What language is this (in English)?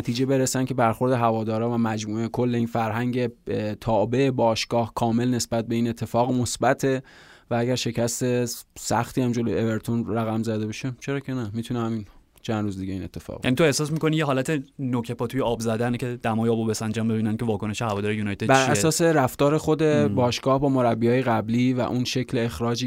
Persian